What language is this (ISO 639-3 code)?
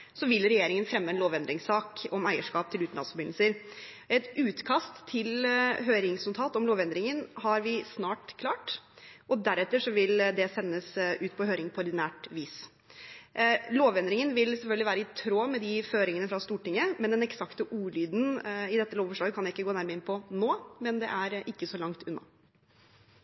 nob